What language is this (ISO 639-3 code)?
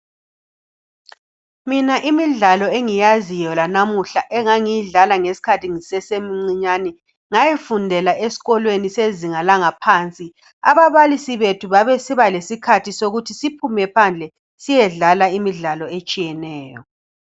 nde